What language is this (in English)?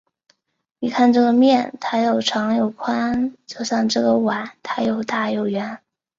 Chinese